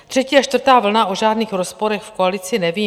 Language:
Czech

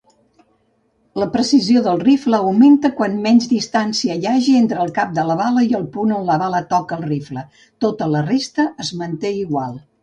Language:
Catalan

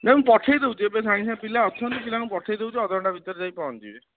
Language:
Odia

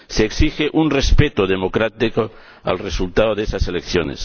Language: Spanish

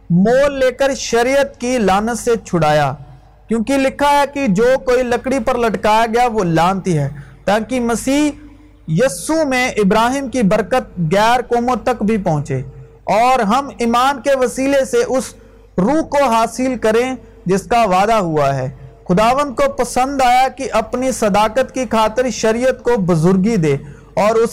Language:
Urdu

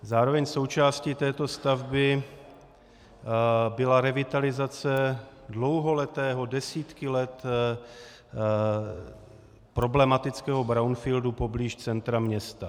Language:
Czech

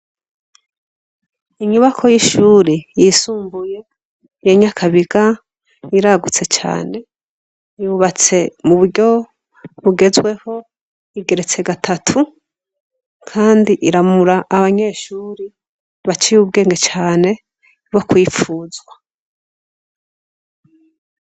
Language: Rundi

